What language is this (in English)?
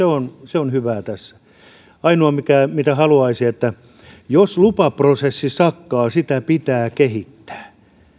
Finnish